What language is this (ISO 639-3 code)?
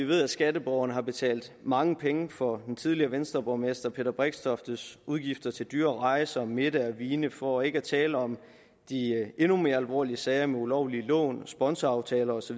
dan